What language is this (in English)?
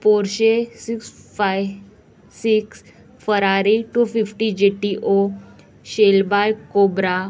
Konkani